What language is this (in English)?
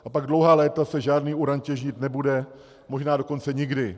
Czech